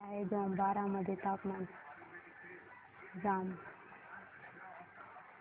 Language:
Marathi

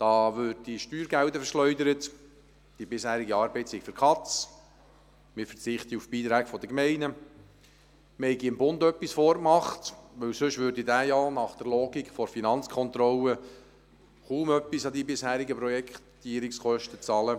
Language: Swiss German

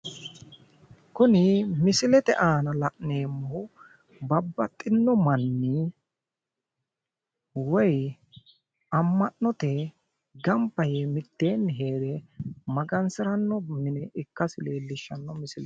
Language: Sidamo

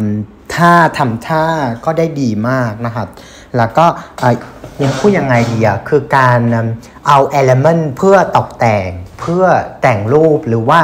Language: Thai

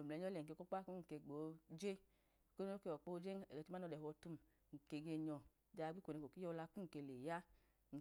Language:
Idoma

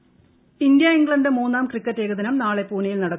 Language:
Malayalam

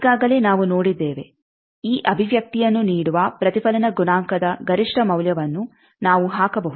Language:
Kannada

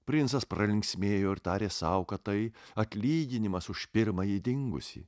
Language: Lithuanian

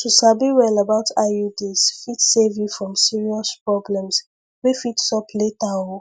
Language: Nigerian Pidgin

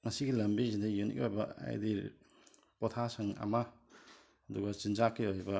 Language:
Manipuri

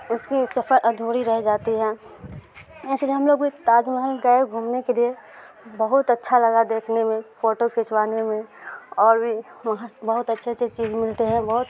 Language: Urdu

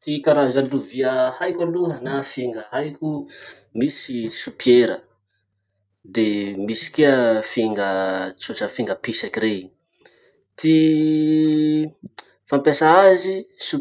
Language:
Masikoro Malagasy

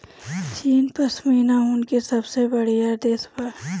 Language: Bhojpuri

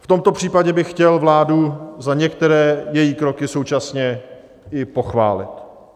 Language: Czech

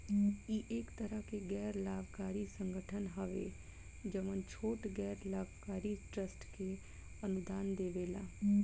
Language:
Bhojpuri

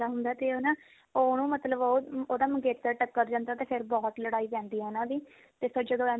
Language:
Punjabi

